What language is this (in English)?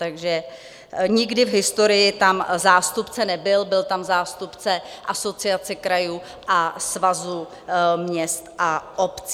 Czech